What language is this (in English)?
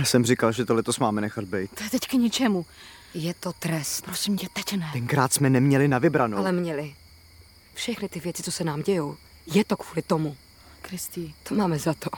Czech